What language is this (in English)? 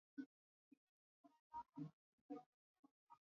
Swahili